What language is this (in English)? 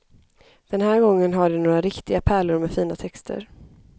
Swedish